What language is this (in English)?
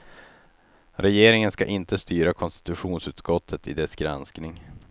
Swedish